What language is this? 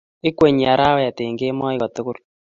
Kalenjin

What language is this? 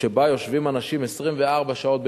Hebrew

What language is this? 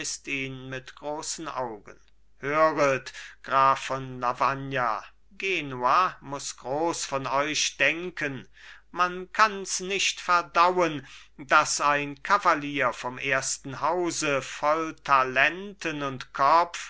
German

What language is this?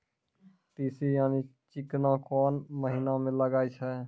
Maithili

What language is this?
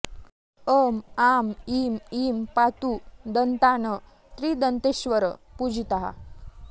Sanskrit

